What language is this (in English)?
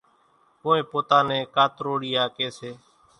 Kachi Koli